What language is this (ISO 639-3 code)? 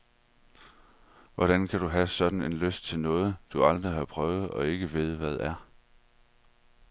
dan